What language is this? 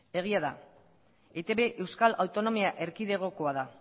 Basque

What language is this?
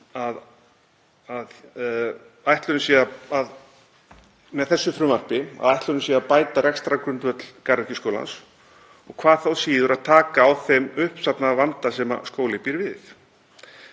Icelandic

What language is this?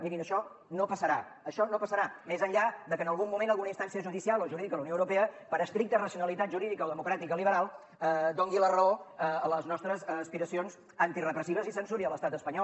Catalan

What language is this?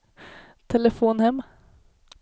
Swedish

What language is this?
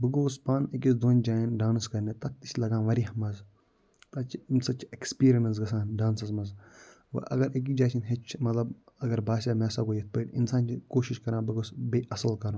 Kashmiri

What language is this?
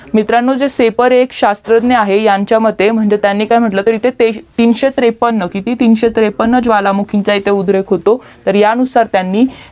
Marathi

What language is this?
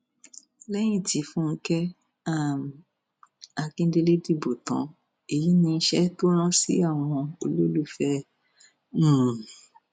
Yoruba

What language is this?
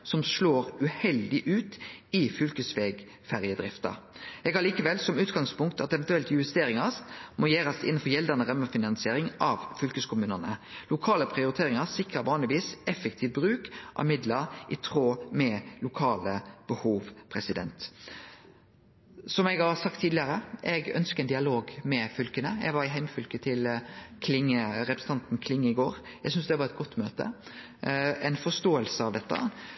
Norwegian Nynorsk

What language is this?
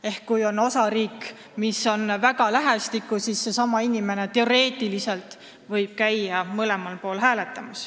Estonian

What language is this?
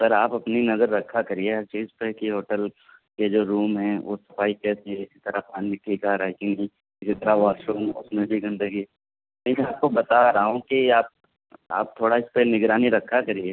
Urdu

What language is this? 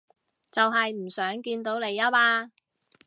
Cantonese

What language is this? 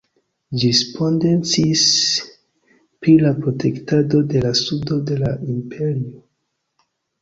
Esperanto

